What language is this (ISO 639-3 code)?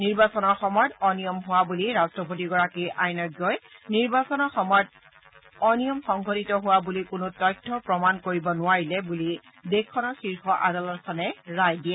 asm